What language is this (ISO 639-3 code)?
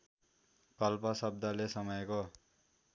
nep